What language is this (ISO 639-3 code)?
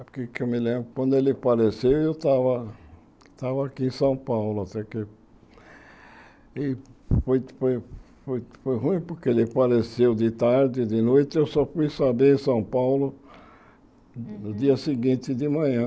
por